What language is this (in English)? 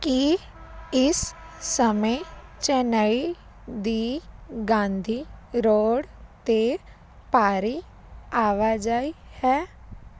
Punjabi